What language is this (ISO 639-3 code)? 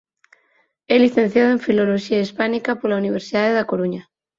glg